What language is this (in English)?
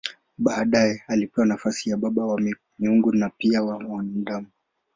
Swahili